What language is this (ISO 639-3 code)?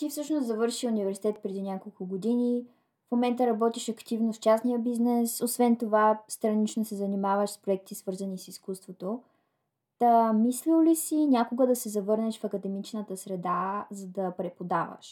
bul